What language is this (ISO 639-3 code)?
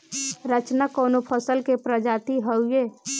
bho